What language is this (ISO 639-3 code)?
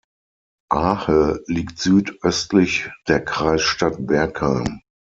deu